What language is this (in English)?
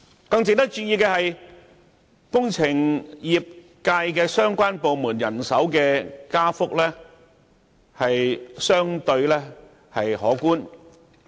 Cantonese